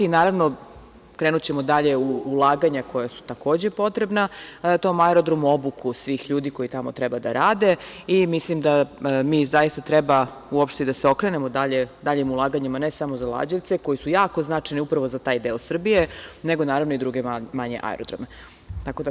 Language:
Serbian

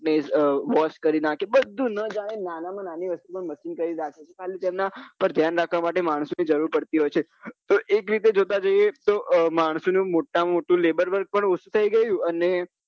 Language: Gujarati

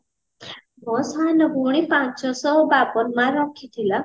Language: Odia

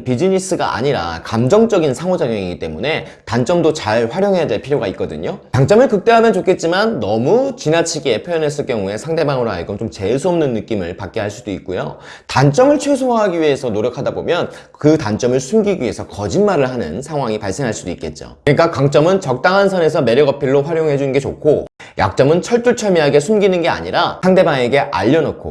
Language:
Korean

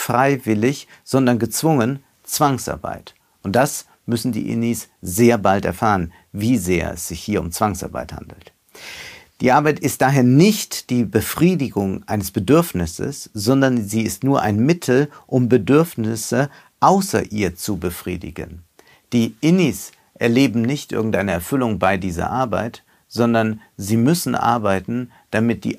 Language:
German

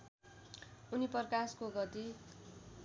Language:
Nepali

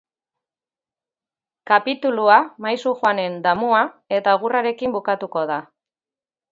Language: Basque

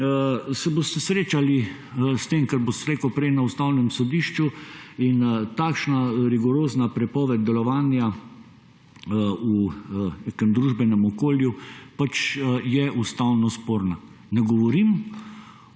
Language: Slovenian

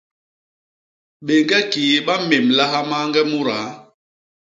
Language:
Basaa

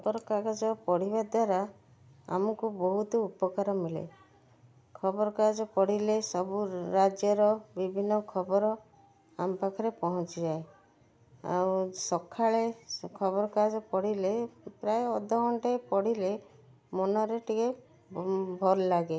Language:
Odia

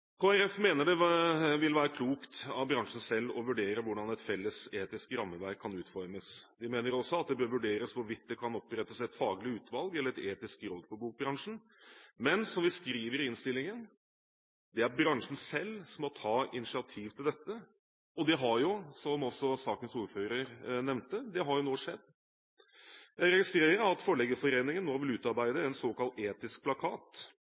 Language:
Norwegian Bokmål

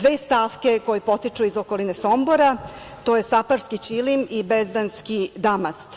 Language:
Serbian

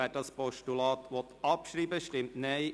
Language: Swiss German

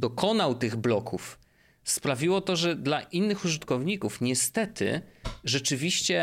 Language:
Polish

